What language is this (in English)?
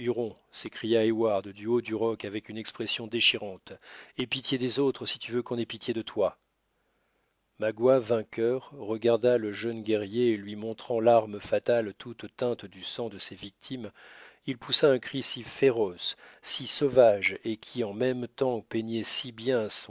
French